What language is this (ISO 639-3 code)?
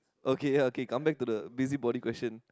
eng